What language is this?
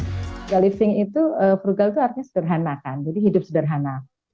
Indonesian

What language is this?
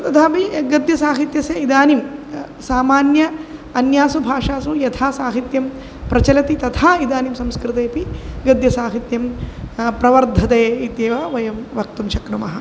Sanskrit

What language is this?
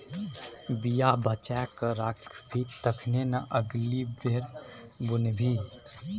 Maithili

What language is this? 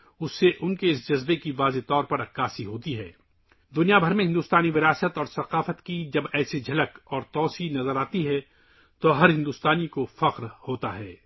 Urdu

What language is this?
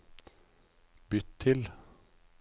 Norwegian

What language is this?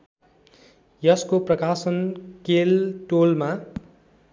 Nepali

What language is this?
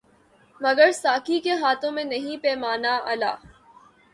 Urdu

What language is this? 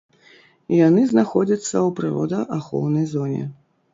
Belarusian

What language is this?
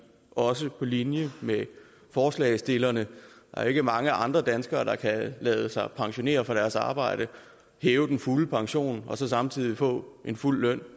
Danish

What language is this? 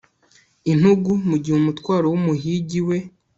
Kinyarwanda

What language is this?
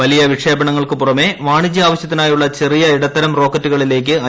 Malayalam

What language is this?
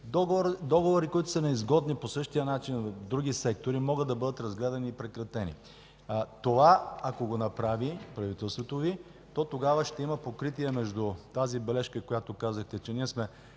Bulgarian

